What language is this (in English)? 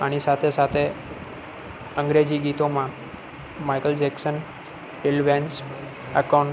Gujarati